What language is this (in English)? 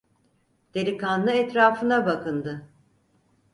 Turkish